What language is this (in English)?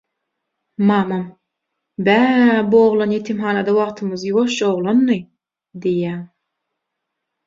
Turkmen